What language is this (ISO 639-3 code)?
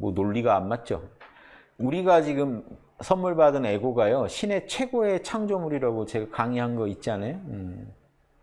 kor